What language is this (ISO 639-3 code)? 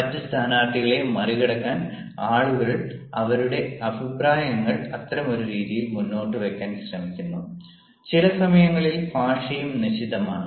mal